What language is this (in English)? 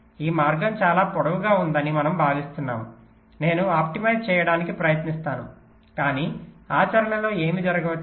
Telugu